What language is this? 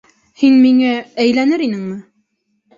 Bashkir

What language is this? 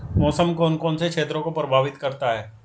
Hindi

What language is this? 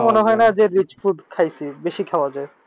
Bangla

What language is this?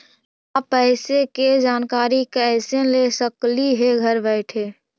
Magahi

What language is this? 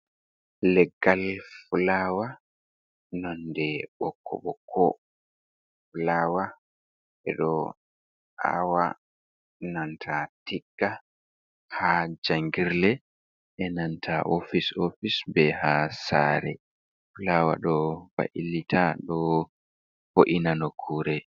Fula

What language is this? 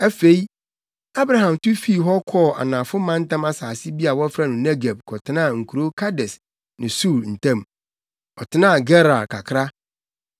Akan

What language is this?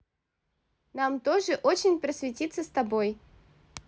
Russian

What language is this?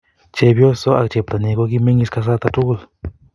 Kalenjin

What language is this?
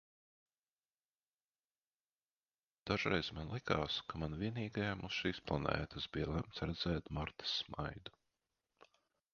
Latvian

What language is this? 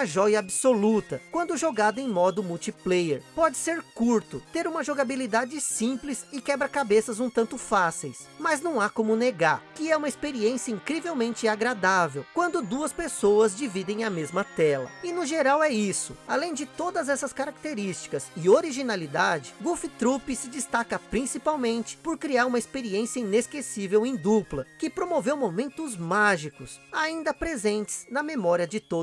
Portuguese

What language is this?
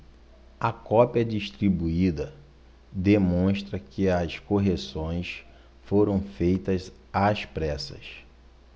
Portuguese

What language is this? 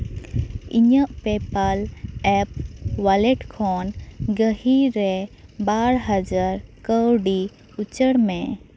Santali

